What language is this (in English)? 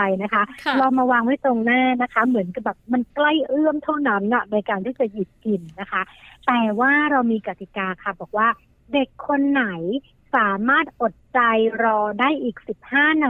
Thai